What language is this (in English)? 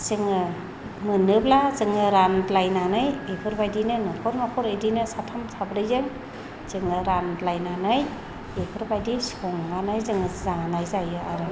Bodo